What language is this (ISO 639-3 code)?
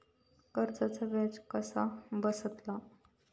mar